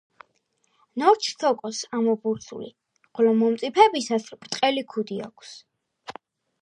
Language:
Georgian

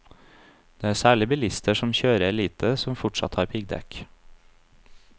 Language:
Norwegian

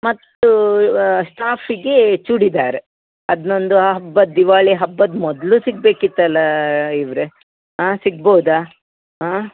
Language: Kannada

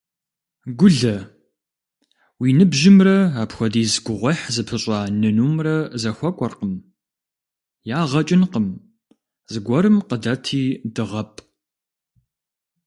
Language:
Kabardian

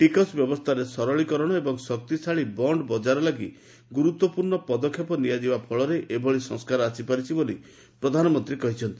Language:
Odia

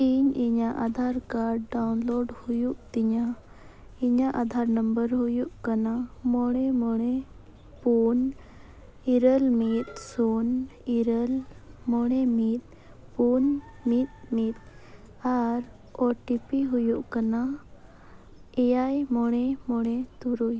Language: Santali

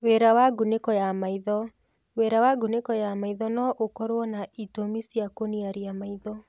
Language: Kikuyu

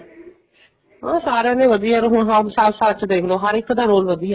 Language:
Punjabi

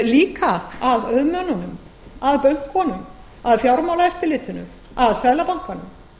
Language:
Icelandic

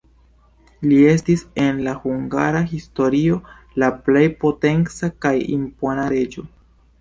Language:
Esperanto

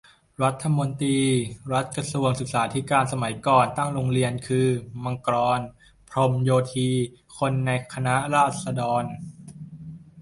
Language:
Thai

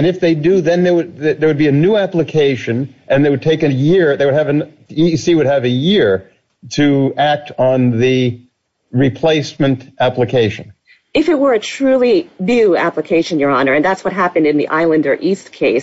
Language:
English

